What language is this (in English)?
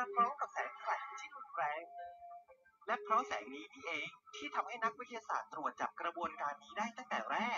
Thai